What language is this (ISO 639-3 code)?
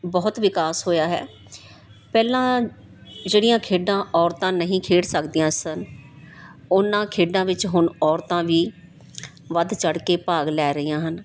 pan